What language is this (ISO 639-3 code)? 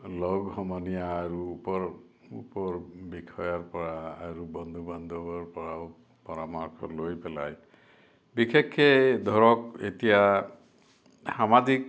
asm